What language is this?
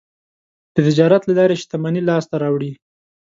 Pashto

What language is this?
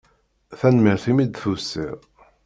Kabyle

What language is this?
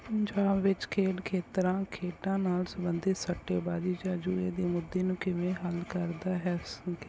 Punjabi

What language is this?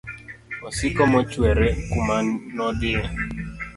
Luo (Kenya and Tanzania)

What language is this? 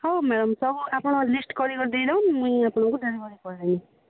Odia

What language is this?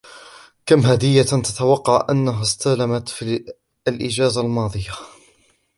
Arabic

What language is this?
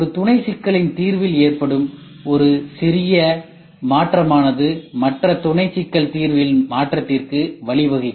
Tamil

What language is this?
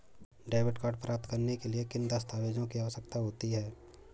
Hindi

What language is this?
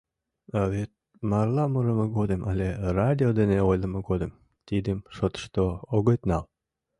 Mari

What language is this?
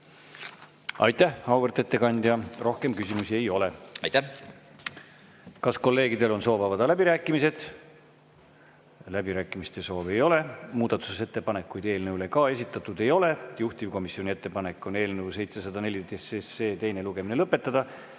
Estonian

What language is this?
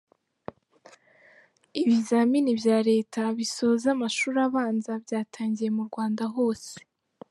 Kinyarwanda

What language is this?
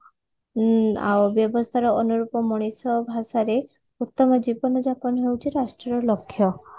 Odia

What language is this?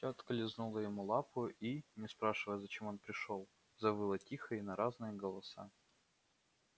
Russian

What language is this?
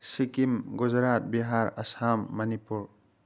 Manipuri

